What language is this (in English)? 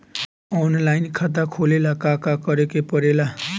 Bhojpuri